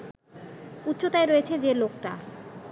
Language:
Bangla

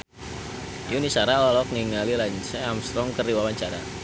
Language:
Sundanese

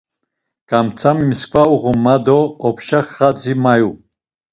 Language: Laz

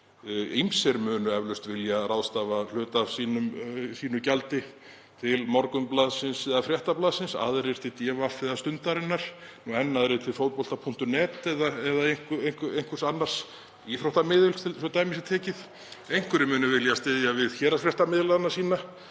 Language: Icelandic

